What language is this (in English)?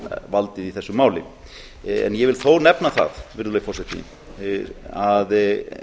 Icelandic